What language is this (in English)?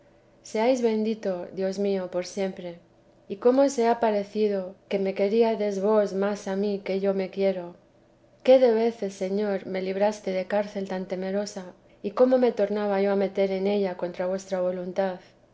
Spanish